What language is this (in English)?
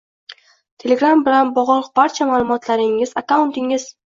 Uzbek